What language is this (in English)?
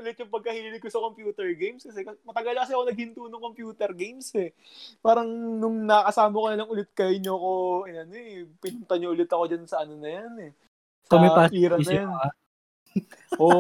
Filipino